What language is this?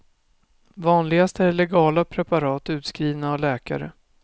Swedish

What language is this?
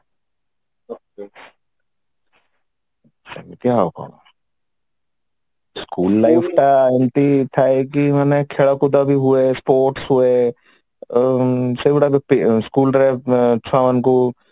Odia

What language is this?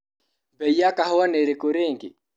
Kikuyu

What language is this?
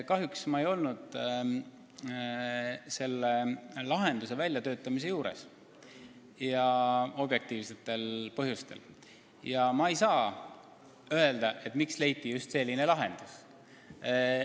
Estonian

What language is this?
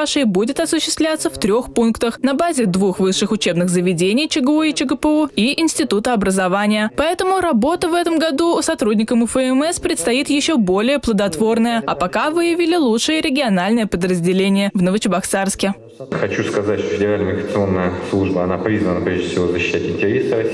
Russian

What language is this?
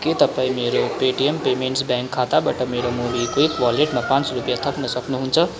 Nepali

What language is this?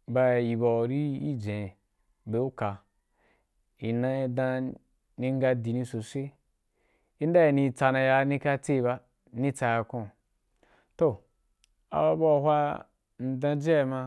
Wapan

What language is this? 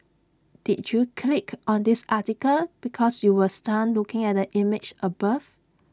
English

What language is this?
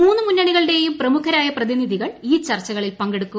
Malayalam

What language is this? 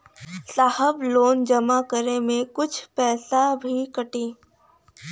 Bhojpuri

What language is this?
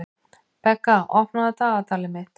Icelandic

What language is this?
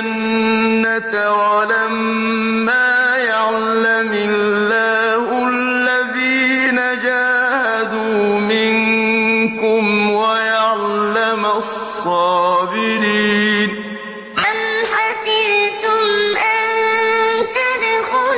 Arabic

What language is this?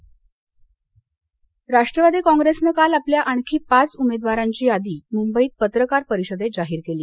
Marathi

